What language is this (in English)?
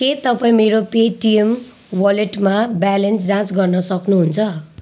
Nepali